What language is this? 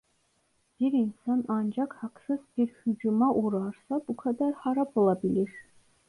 Turkish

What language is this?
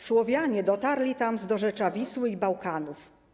Polish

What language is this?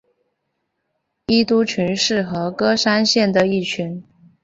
Chinese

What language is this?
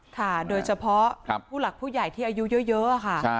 Thai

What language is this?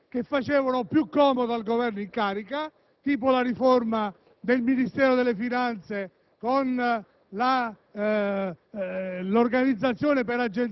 Italian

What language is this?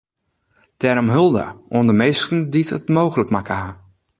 Western Frisian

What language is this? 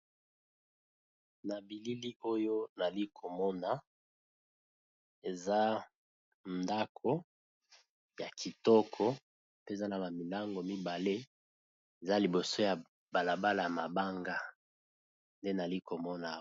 Lingala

